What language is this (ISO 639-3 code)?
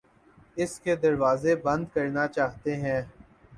urd